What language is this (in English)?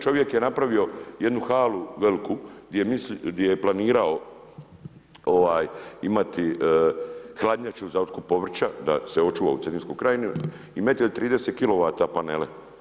Croatian